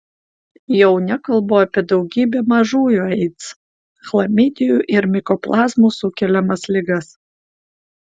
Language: Lithuanian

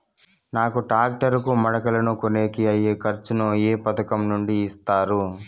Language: Telugu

